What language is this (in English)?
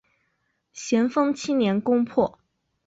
Chinese